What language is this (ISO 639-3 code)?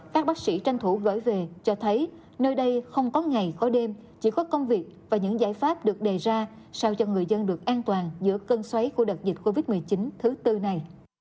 vie